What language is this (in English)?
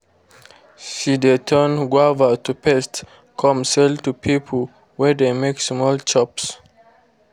Nigerian Pidgin